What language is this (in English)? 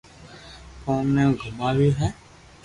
Loarki